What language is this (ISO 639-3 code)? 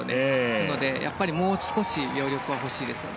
jpn